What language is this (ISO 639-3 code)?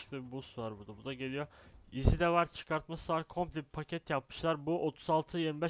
tur